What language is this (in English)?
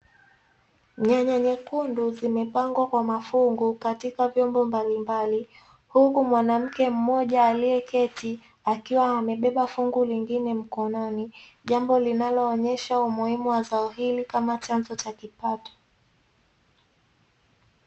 Swahili